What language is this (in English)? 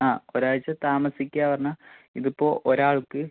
Malayalam